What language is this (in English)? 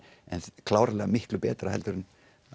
Icelandic